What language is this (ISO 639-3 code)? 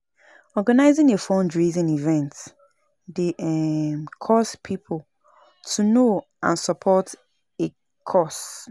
pcm